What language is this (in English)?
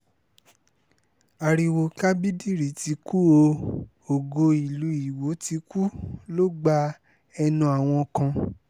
Yoruba